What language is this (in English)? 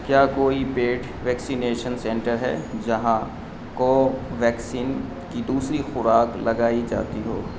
Urdu